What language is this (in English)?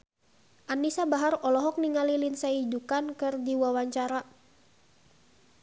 Sundanese